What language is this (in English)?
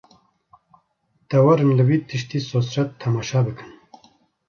Kurdish